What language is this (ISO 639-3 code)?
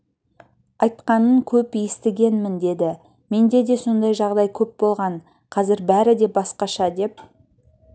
kaz